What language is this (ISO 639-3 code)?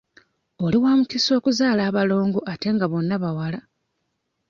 lug